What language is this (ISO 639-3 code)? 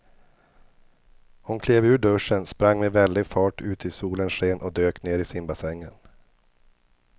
swe